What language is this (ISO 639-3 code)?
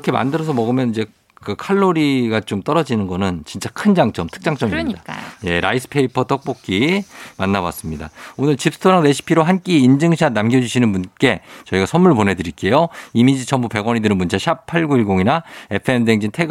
kor